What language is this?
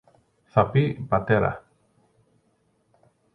Greek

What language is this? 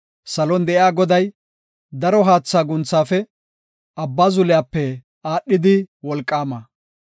Gofa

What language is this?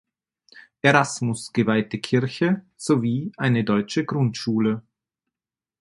German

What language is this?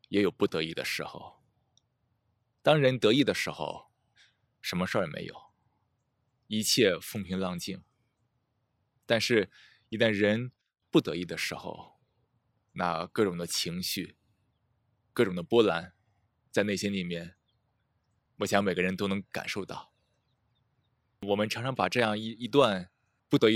Chinese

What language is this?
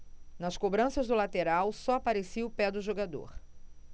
Portuguese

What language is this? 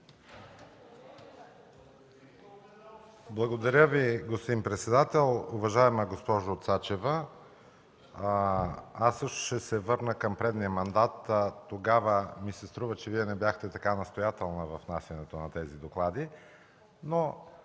Bulgarian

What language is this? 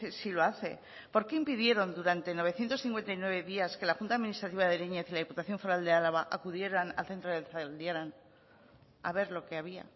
Spanish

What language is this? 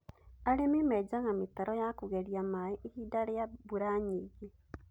Kikuyu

